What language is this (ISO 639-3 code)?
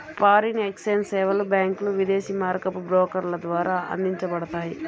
tel